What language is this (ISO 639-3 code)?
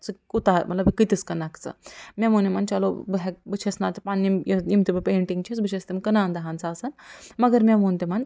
kas